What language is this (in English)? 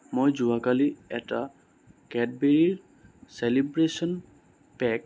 Assamese